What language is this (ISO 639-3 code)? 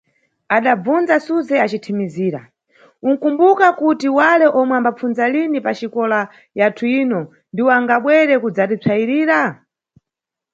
nyu